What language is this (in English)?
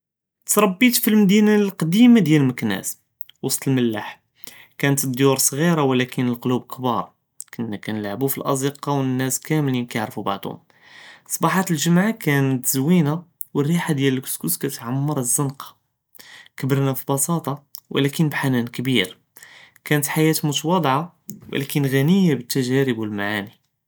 Judeo-Arabic